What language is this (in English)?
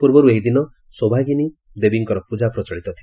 Odia